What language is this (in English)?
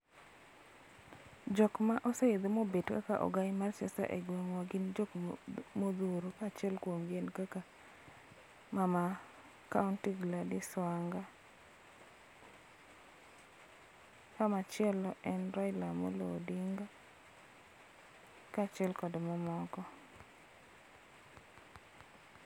Luo (Kenya and Tanzania)